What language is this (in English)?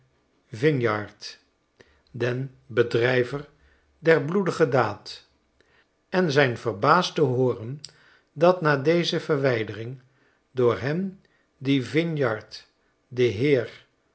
Dutch